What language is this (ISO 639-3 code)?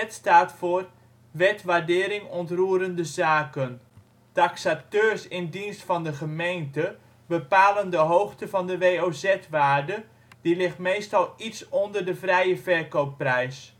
nld